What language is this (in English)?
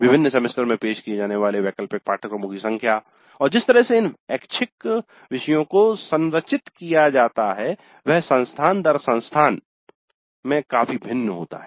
Hindi